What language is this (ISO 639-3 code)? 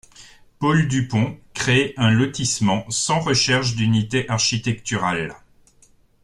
fra